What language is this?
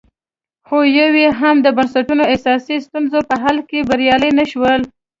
Pashto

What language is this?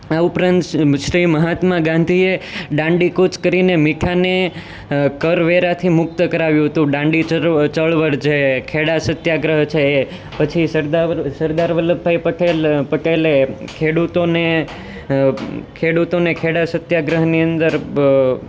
Gujarati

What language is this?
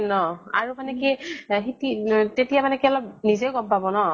Assamese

